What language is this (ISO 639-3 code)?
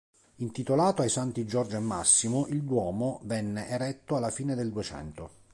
ita